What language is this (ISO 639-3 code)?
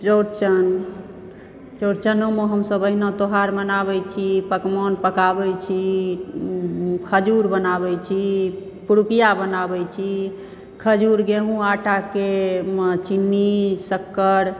mai